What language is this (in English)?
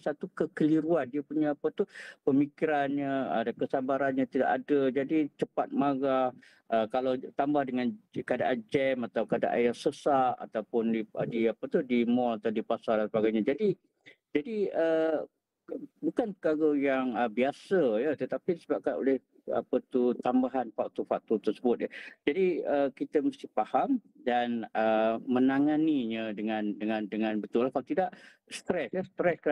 Malay